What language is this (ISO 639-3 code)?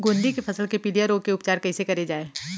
hne